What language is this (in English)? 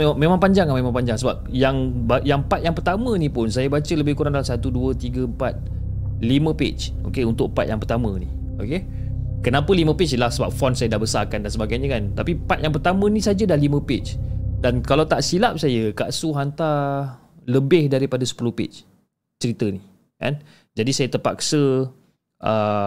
Malay